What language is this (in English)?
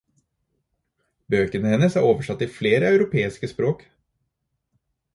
Norwegian Bokmål